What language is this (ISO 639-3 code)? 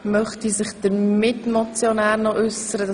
gsw